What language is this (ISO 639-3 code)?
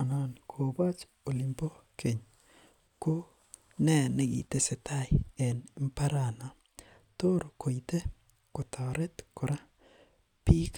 kln